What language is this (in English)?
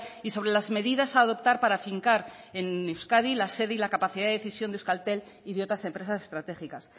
Spanish